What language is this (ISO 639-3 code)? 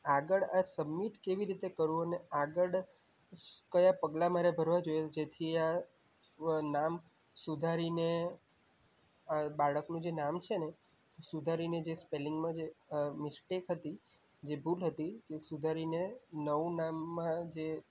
guj